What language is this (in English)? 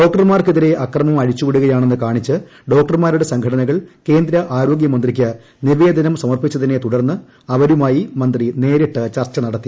Malayalam